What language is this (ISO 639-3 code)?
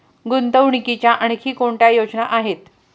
mar